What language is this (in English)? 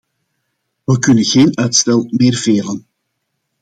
Dutch